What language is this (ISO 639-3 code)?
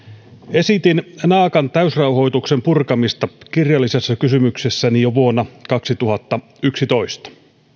fin